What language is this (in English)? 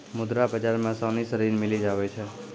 Maithili